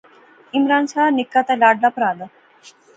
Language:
Pahari-Potwari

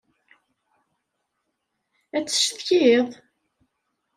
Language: Kabyle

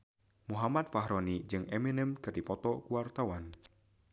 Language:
Sundanese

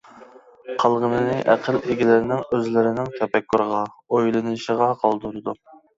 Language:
Uyghur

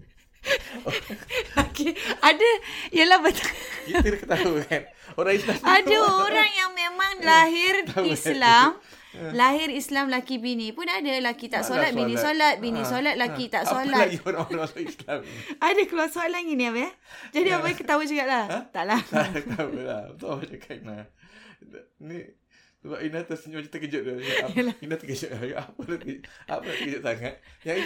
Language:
Malay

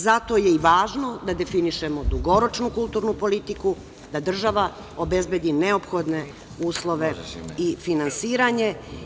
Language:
Serbian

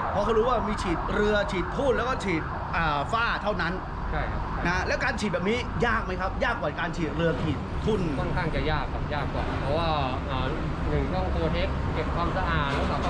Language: Thai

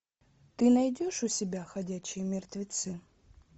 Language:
Russian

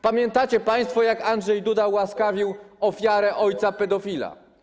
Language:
Polish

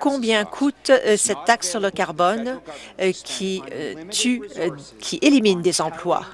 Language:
French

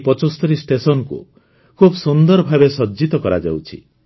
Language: Odia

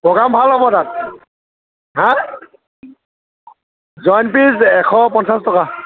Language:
Assamese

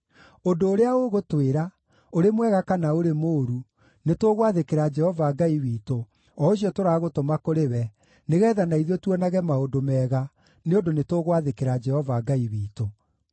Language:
Kikuyu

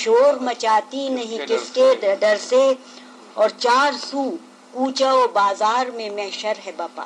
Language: Urdu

